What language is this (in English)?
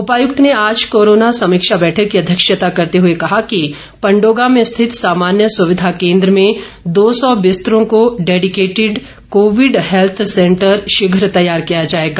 Hindi